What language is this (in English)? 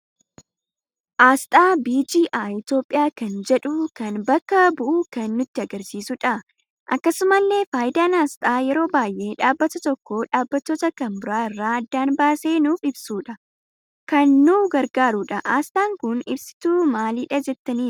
Oromo